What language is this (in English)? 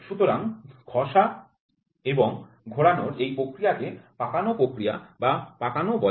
Bangla